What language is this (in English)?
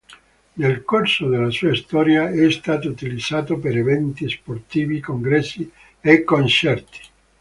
Italian